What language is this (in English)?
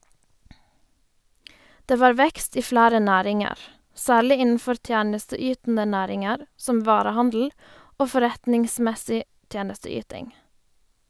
Norwegian